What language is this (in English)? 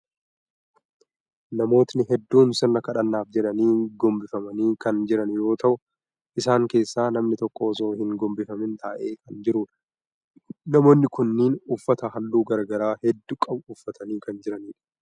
Oromo